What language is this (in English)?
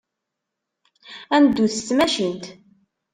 Kabyle